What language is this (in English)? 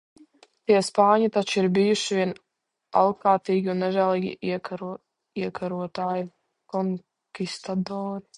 Latvian